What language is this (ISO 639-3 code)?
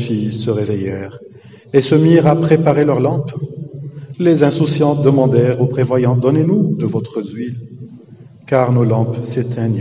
fra